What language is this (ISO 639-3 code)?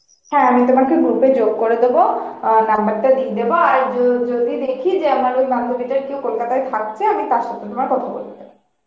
ben